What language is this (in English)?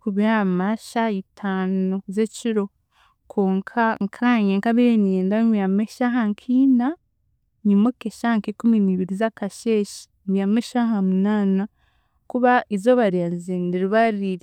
Chiga